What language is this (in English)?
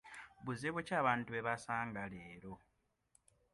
Ganda